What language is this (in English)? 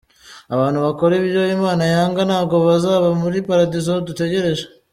Kinyarwanda